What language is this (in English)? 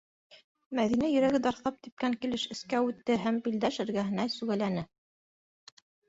Bashkir